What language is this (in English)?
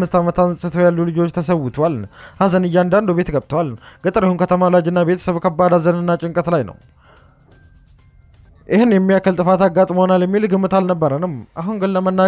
Arabic